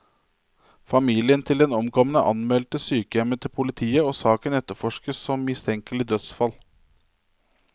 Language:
Norwegian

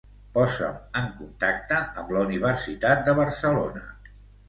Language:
Catalan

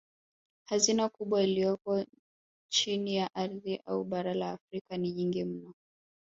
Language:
Swahili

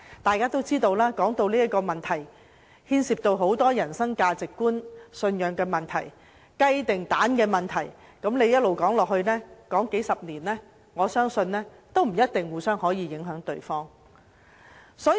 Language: Cantonese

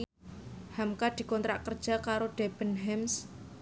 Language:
Javanese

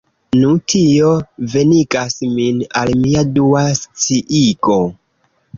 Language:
Esperanto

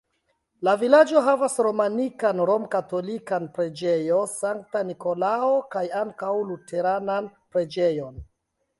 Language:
Esperanto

